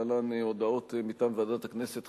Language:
Hebrew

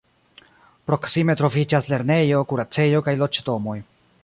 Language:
Esperanto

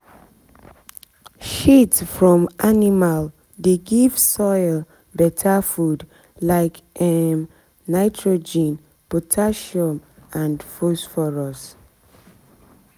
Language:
Nigerian Pidgin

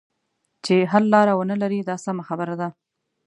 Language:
Pashto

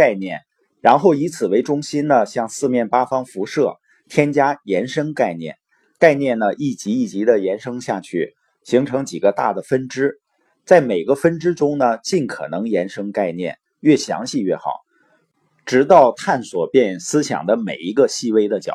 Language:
Chinese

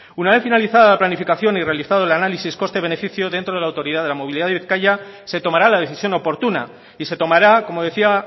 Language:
Spanish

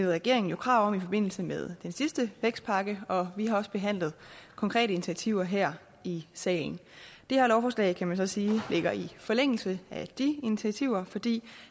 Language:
Danish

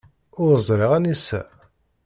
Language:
Kabyle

